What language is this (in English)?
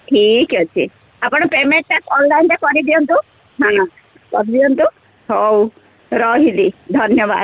Odia